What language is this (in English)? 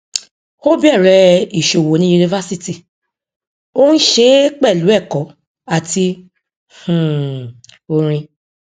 Yoruba